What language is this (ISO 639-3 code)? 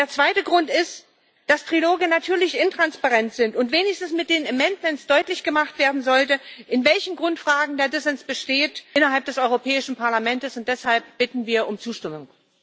deu